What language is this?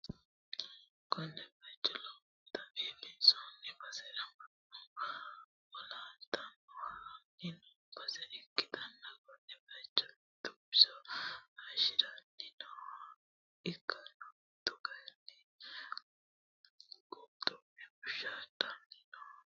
Sidamo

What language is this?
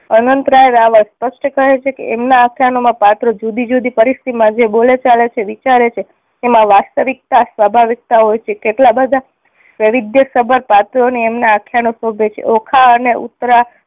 Gujarati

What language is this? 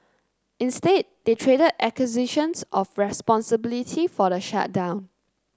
English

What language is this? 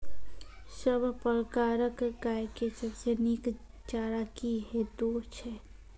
Maithili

